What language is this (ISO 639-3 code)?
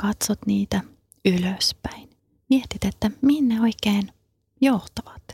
fin